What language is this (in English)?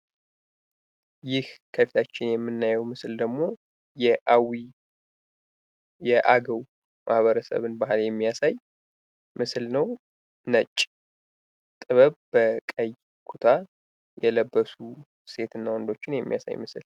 Amharic